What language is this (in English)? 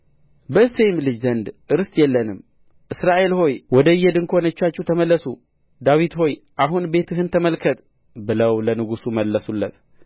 Amharic